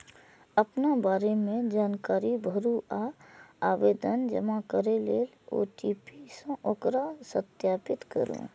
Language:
Maithili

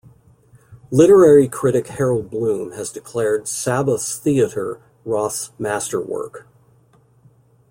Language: English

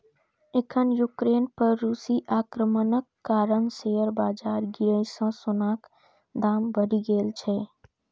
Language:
Maithili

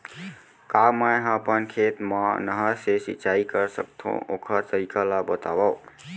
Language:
Chhattisgarhi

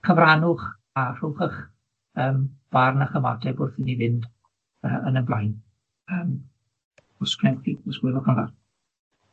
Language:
Welsh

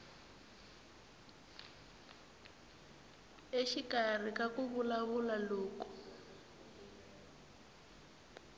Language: Tsonga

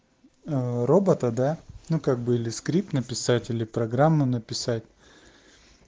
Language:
Russian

